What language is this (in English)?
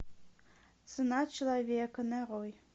Russian